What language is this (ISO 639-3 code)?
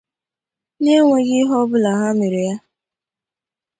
ibo